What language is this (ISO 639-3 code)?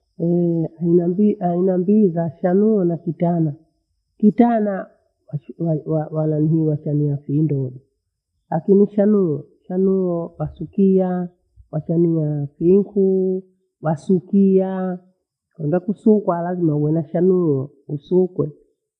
bou